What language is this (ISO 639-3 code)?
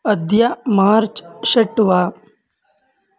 san